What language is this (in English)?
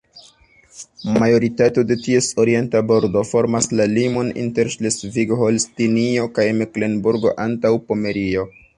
Esperanto